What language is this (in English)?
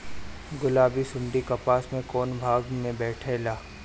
Bhojpuri